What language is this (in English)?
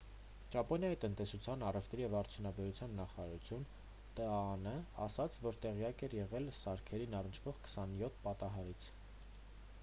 Armenian